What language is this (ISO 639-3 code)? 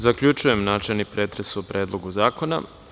srp